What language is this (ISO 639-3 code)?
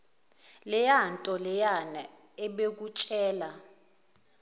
zul